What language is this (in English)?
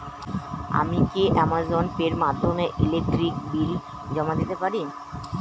Bangla